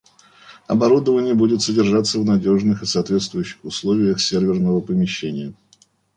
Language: Russian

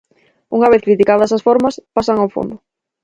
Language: Galician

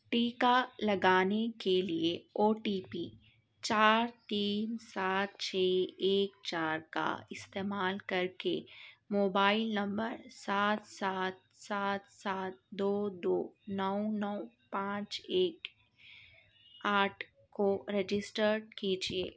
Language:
Urdu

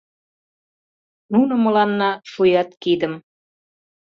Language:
Mari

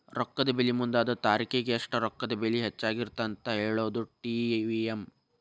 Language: Kannada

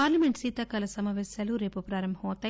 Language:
Telugu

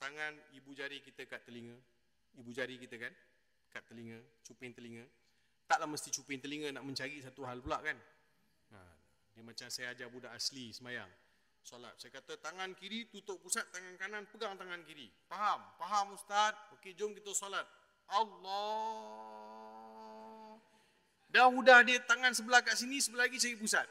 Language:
Malay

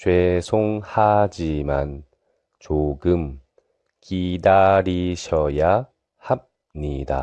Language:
Korean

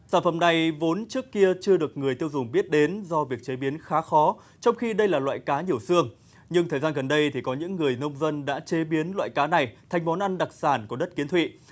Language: Vietnamese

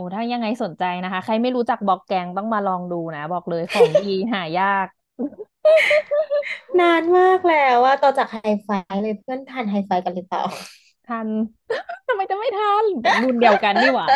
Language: Thai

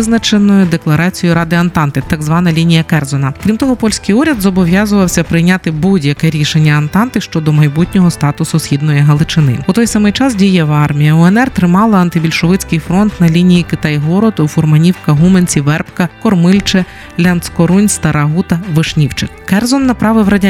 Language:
Ukrainian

